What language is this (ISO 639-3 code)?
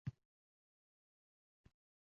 uzb